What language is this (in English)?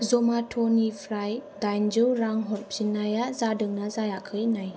Bodo